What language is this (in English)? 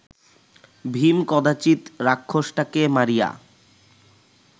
Bangla